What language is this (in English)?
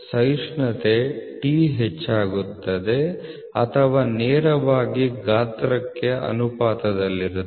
Kannada